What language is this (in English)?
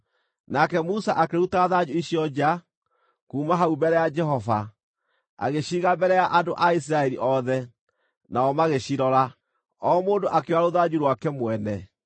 Kikuyu